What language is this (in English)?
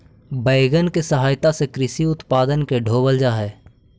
Magahi